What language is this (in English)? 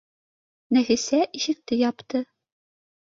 Bashkir